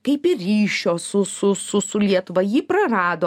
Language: Lithuanian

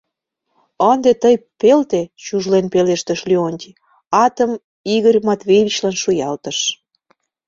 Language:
Mari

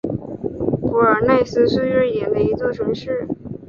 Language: Chinese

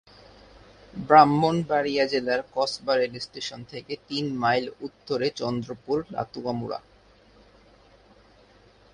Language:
Bangla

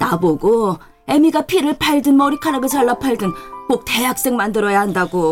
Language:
Korean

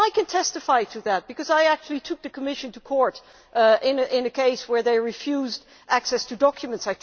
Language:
English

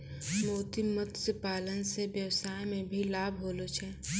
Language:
Maithili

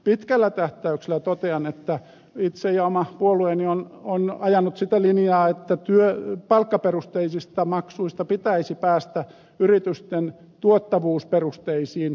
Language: Finnish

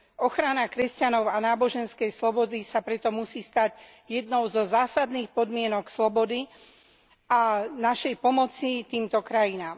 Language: Slovak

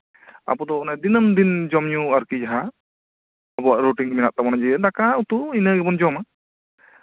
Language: Santali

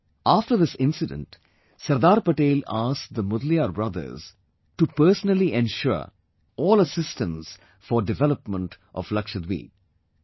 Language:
English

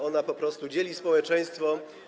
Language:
Polish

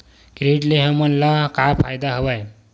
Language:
Chhattisgarhi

